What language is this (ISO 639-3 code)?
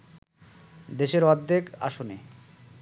ben